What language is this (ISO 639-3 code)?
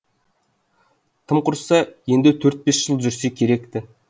kaz